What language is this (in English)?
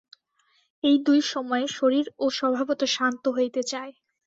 Bangla